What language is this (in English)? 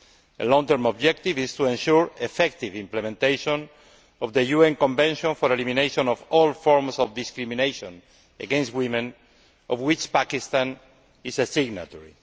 English